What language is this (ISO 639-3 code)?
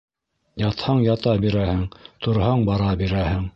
bak